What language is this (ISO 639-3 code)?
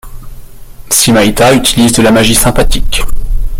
fra